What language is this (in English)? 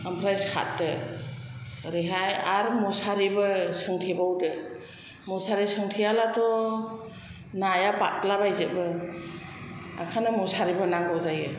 Bodo